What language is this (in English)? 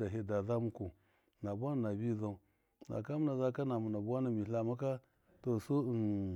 Miya